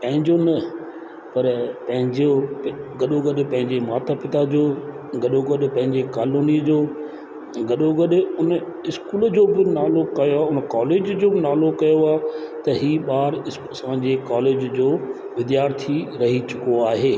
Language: Sindhi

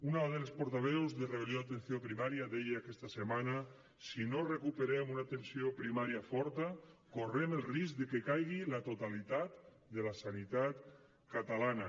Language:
Catalan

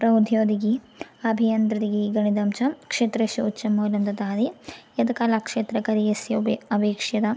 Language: Sanskrit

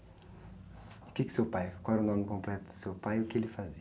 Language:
Portuguese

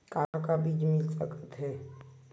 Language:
Chhattisgarhi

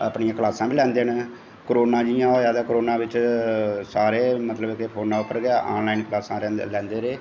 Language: Dogri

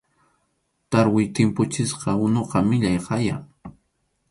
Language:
Arequipa-La Unión Quechua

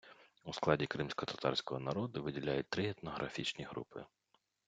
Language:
Ukrainian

